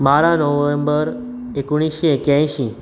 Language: Konkani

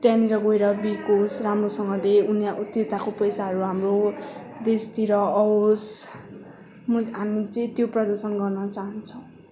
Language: Nepali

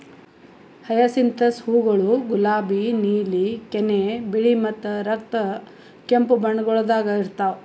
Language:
Kannada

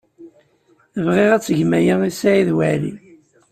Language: Kabyle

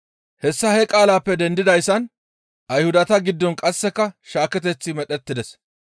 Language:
Gamo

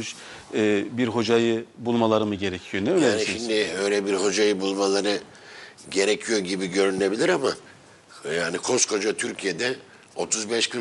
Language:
Turkish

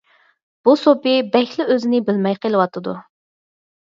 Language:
Uyghur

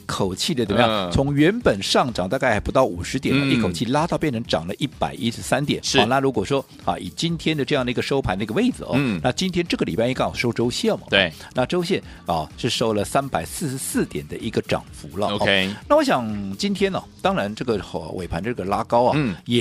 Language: Chinese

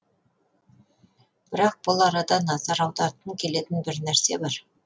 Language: Kazakh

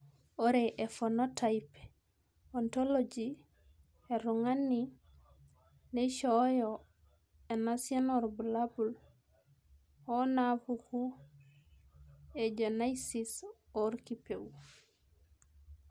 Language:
Masai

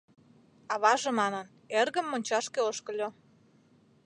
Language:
Mari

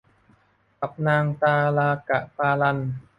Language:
Thai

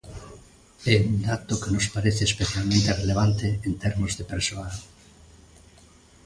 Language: Galician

